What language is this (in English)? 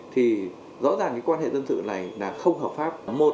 Vietnamese